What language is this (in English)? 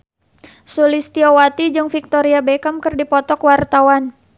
Sundanese